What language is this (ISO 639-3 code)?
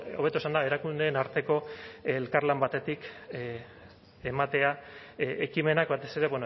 eus